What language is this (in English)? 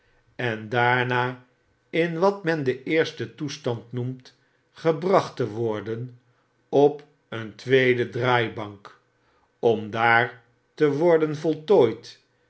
Dutch